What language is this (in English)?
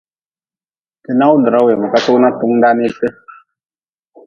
Nawdm